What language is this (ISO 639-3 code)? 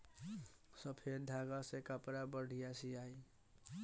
bho